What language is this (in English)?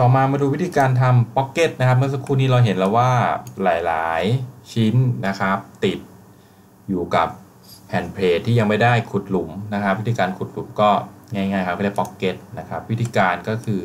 Thai